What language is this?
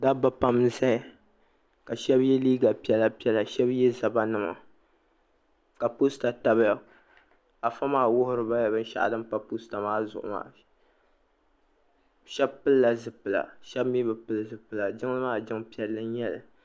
Dagbani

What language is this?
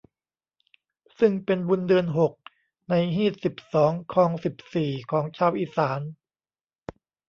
Thai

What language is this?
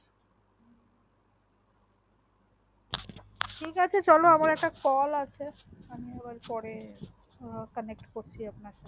Bangla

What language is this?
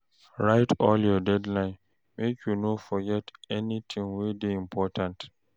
Nigerian Pidgin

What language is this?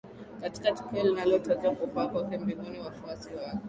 Swahili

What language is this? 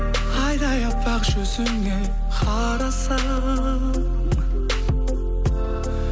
Kazakh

